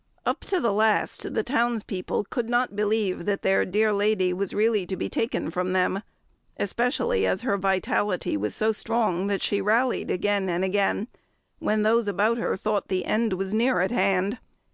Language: English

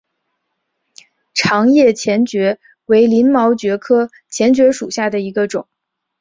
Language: Chinese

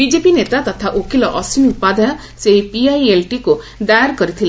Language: Odia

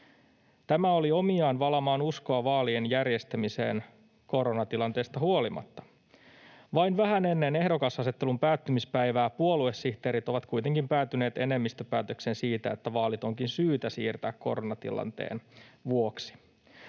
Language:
Finnish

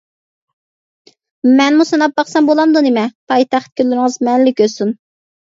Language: Uyghur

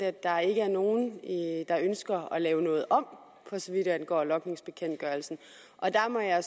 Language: Danish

